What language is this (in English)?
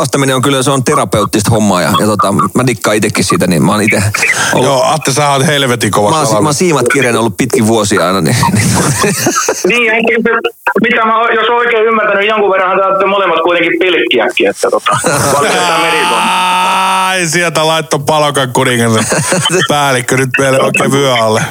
Finnish